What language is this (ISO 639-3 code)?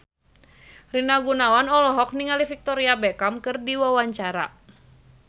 sun